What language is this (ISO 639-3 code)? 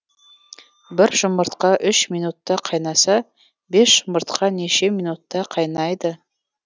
kaz